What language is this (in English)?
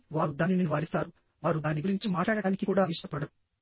Telugu